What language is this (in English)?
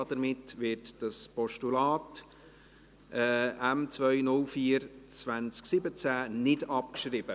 Swiss German